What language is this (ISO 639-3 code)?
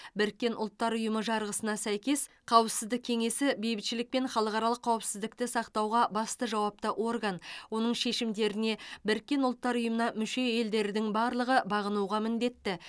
kaz